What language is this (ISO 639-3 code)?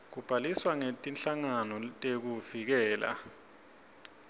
ssw